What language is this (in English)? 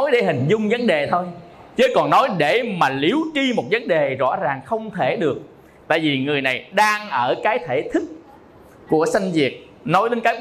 Vietnamese